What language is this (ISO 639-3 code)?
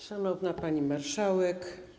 pol